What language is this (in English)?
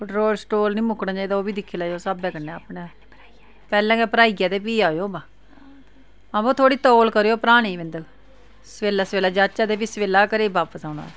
Dogri